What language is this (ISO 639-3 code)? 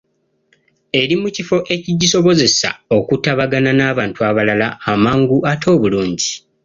lug